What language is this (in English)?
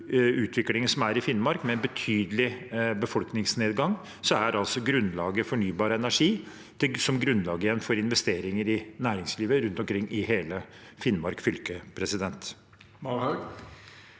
Norwegian